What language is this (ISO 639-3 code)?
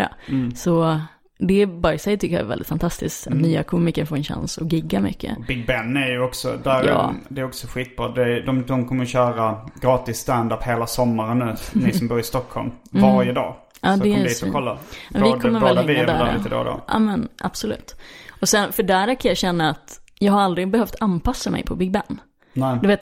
swe